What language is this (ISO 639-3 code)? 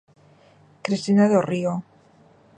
glg